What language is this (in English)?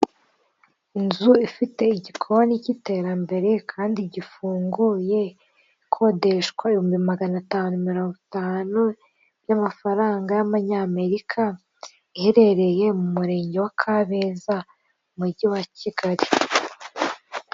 Kinyarwanda